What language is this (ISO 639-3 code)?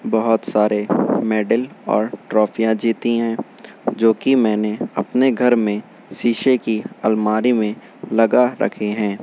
urd